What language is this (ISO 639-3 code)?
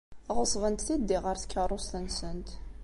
kab